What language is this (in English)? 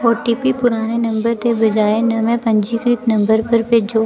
Dogri